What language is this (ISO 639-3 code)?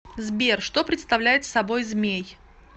rus